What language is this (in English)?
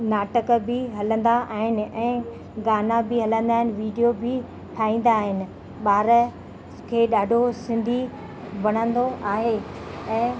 Sindhi